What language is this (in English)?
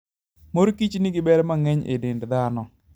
Luo (Kenya and Tanzania)